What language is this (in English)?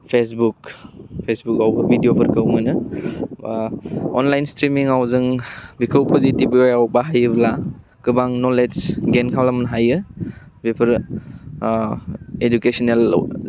Bodo